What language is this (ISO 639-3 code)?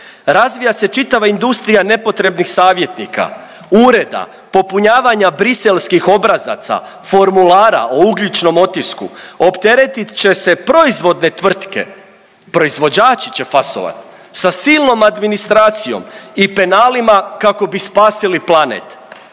hrv